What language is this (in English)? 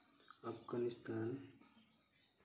Santali